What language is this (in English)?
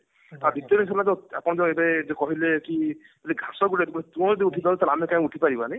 Odia